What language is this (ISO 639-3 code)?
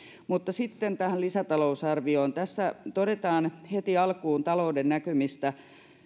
fin